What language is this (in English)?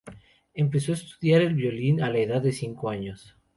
Spanish